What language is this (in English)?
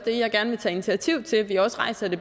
Danish